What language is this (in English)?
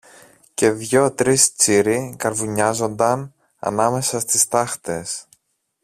Greek